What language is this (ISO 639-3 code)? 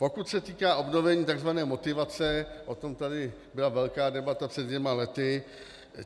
ces